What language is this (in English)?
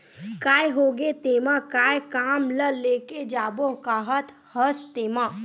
Chhattisgarhi